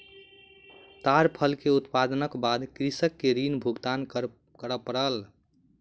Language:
Maithili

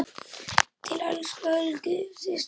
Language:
Icelandic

